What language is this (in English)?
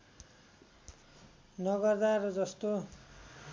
Nepali